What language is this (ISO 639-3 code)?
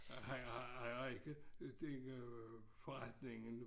dan